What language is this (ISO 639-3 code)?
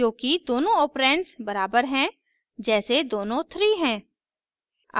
hin